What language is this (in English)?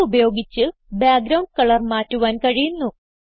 Malayalam